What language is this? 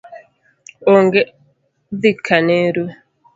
Luo (Kenya and Tanzania)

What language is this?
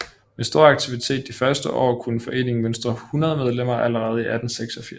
Danish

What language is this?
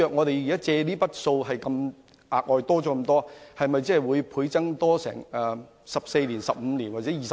Cantonese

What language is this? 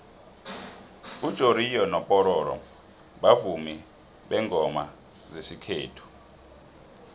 South Ndebele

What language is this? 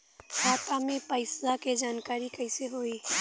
Bhojpuri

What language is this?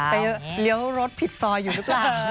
Thai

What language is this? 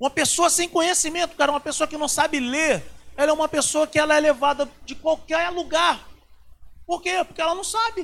Portuguese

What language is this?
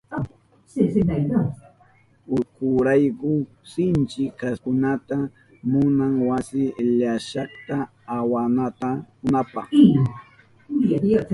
Southern Pastaza Quechua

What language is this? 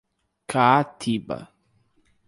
Portuguese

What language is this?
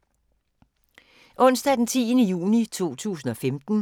Danish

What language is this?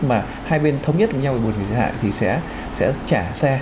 Vietnamese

